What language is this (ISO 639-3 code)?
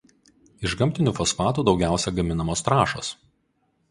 lit